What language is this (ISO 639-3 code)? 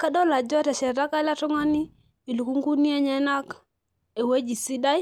mas